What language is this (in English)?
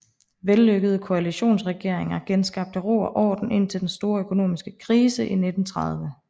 Danish